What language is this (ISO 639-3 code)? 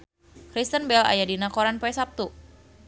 sun